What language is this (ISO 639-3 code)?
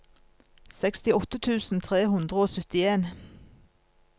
nor